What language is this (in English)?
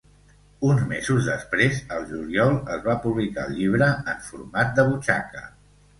Catalan